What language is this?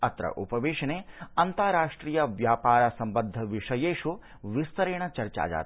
Sanskrit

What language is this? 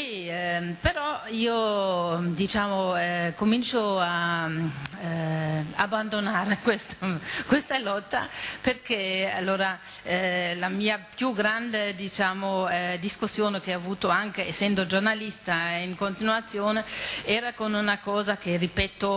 Italian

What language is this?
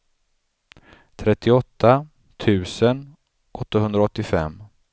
Swedish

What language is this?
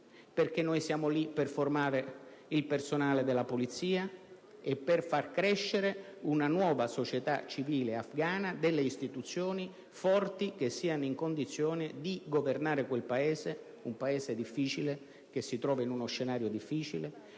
Italian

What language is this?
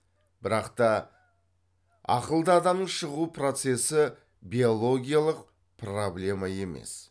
Kazakh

